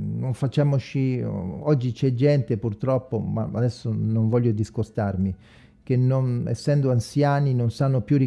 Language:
Italian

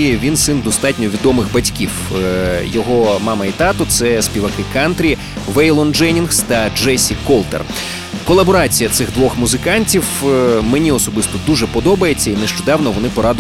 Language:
Ukrainian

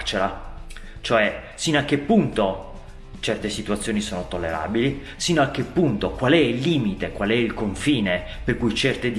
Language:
Italian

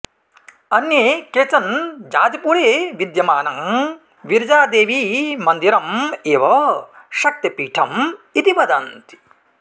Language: Sanskrit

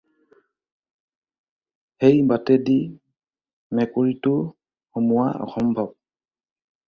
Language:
Assamese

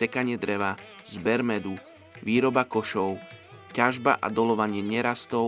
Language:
Slovak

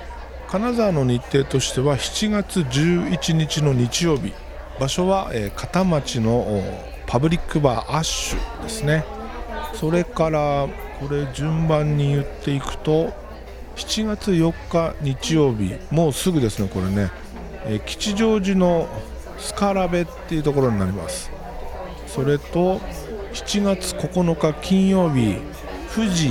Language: Japanese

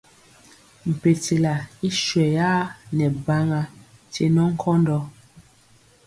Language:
Mpiemo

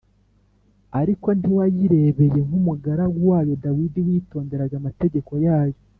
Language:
Kinyarwanda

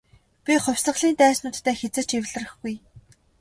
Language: Mongolian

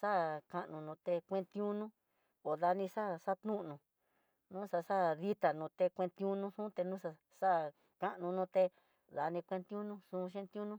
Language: Tidaá Mixtec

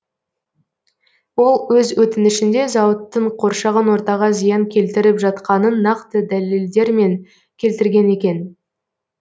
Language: Kazakh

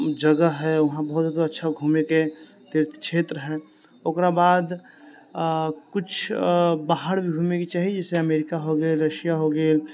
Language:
Maithili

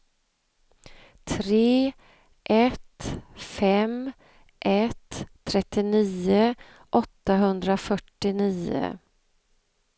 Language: Swedish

